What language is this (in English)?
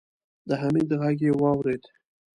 Pashto